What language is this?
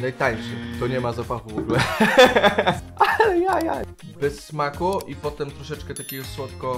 Polish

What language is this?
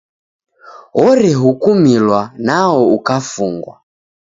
Taita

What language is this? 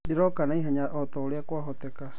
Kikuyu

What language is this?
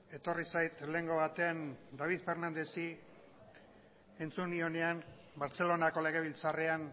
Basque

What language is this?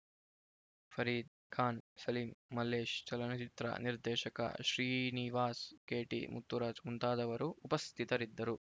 Kannada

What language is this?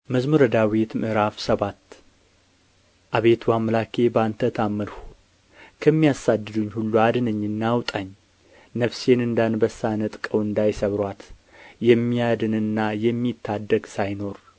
Amharic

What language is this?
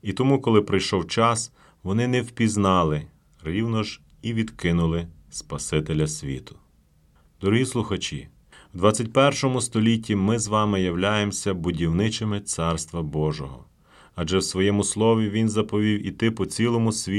Ukrainian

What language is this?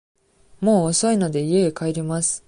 Japanese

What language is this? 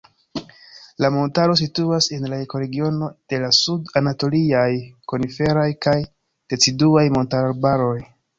Esperanto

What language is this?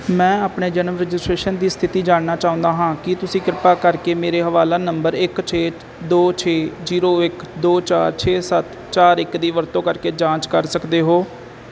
Punjabi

